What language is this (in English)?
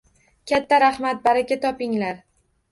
Uzbek